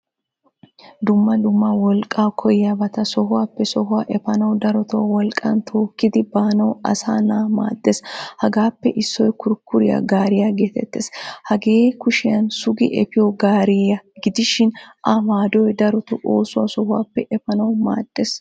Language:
Wolaytta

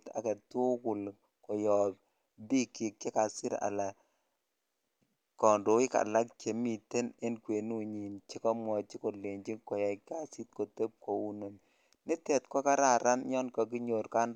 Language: Kalenjin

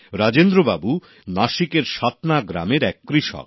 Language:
Bangla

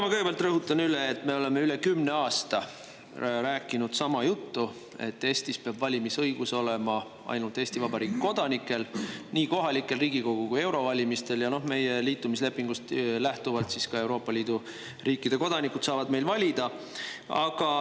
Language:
Estonian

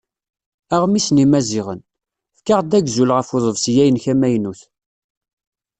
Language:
Kabyle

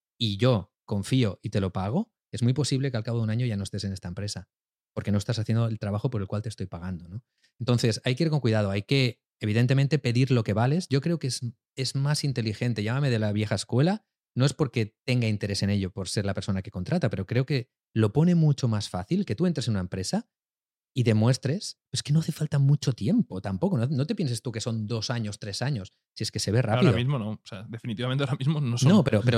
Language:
Spanish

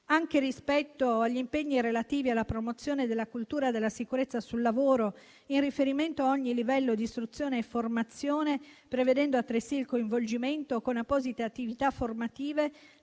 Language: Italian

